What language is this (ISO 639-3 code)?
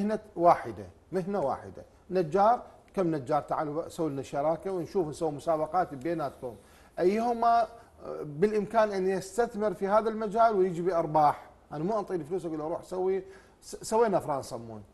ara